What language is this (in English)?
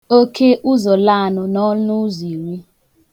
Igbo